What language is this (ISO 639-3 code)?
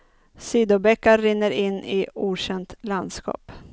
swe